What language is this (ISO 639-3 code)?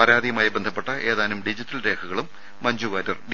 mal